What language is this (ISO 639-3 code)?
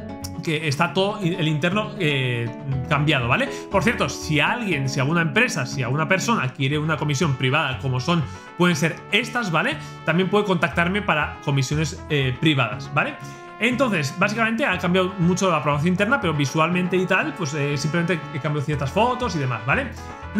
spa